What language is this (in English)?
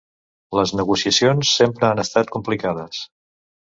Catalan